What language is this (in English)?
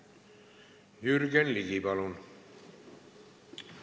Estonian